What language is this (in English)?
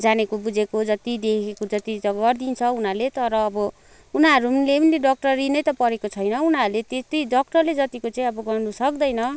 Nepali